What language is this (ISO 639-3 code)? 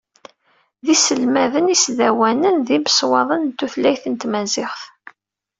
kab